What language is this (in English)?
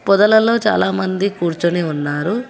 Telugu